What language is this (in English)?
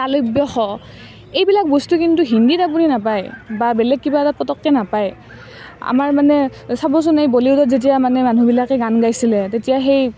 Assamese